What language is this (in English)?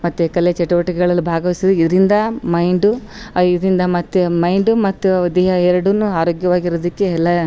Kannada